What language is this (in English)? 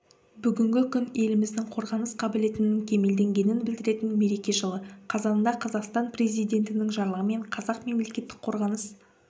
Kazakh